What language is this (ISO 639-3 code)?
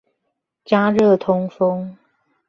zho